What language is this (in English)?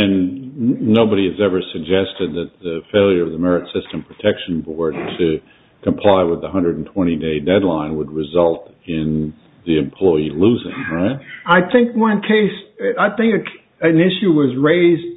English